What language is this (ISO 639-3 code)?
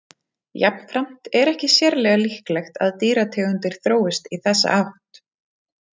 isl